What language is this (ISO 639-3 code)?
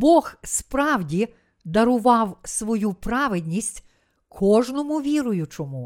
ukr